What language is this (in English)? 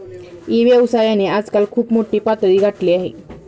Marathi